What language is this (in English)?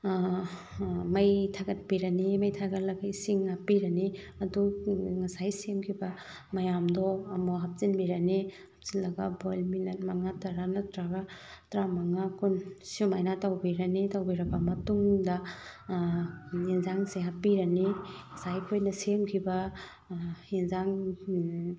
Manipuri